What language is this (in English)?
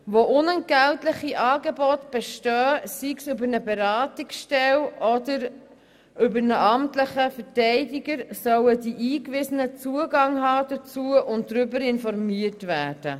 Swiss German